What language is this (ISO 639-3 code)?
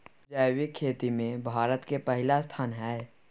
mai